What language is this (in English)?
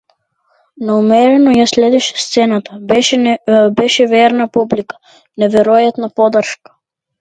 Macedonian